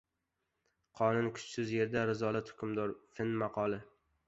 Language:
Uzbek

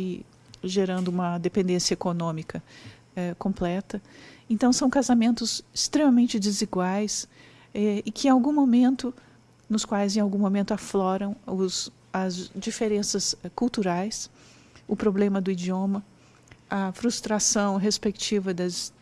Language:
Portuguese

